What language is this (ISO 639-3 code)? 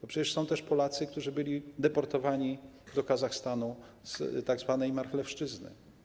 pol